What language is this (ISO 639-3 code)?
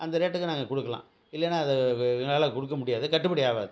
tam